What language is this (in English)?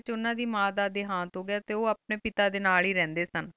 Punjabi